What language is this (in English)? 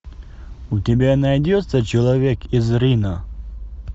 Russian